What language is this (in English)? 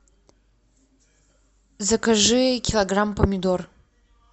Russian